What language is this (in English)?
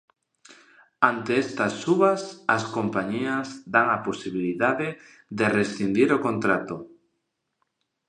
Galician